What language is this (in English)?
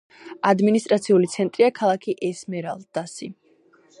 Georgian